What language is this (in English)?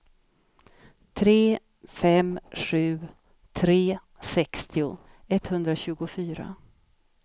Swedish